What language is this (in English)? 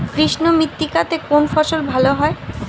Bangla